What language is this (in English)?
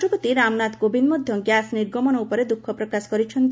Odia